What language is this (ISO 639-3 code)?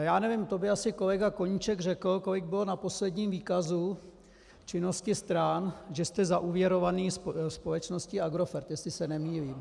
ces